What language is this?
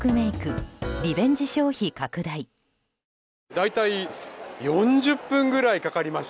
Japanese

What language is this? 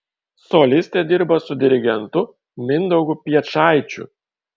Lithuanian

